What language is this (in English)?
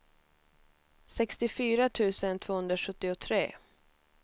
Swedish